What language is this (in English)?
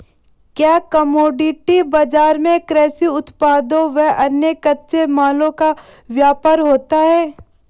Hindi